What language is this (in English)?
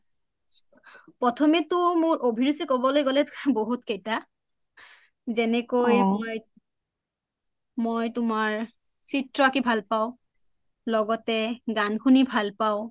Assamese